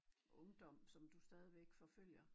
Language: Danish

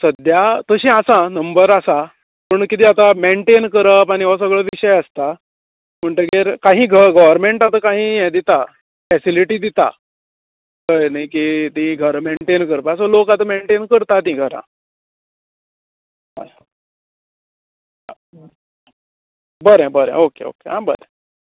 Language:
Konkani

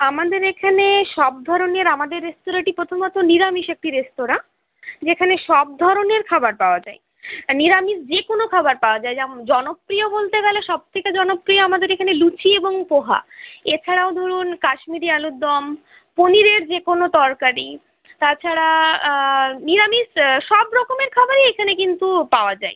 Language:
Bangla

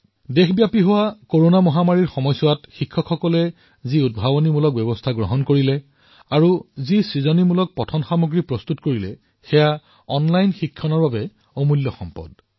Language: Assamese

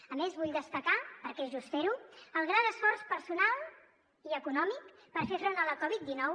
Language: Catalan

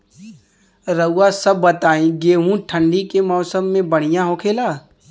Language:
Bhojpuri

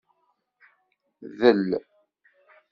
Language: Kabyle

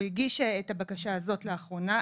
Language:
Hebrew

